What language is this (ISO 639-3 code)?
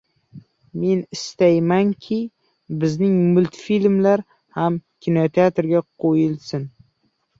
uzb